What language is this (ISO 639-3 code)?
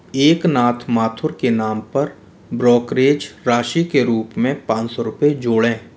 hin